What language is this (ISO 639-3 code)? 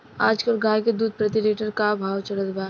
bho